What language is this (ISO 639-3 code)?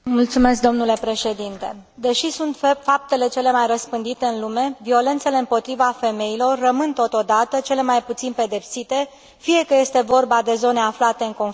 ron